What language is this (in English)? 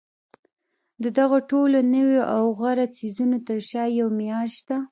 Pashto